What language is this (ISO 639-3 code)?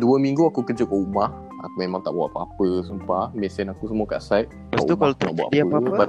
msa